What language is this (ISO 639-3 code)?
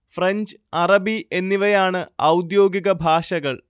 mal